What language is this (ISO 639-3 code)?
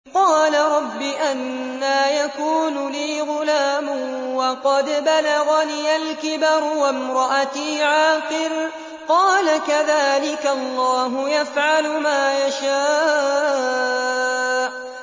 ara